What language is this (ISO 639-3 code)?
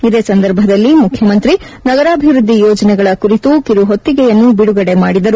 kan